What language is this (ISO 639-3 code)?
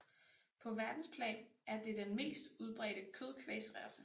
dan